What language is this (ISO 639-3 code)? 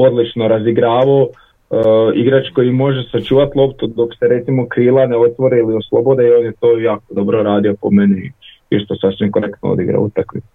hrv